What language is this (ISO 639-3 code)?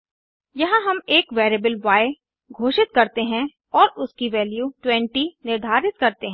hin